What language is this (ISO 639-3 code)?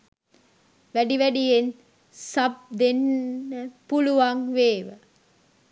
sin